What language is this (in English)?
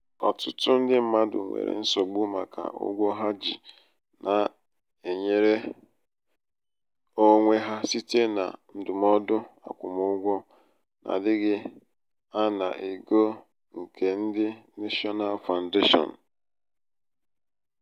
Igbo